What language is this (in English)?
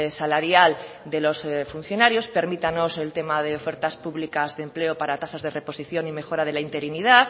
Spanish